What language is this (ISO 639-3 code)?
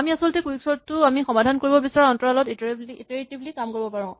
asm